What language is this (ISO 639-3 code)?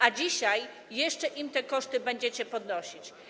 pol